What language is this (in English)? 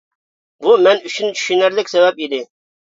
Uyghur